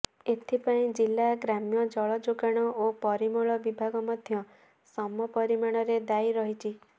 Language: Odia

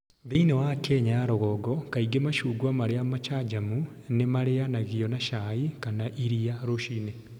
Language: Kikuyu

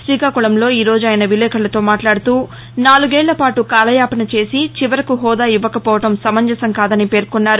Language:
Telugu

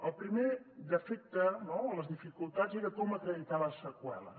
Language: Catalan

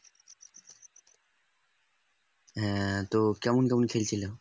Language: Bangla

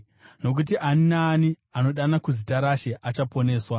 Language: Shona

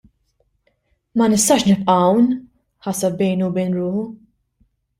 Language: Maltese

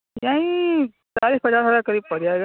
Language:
Urdu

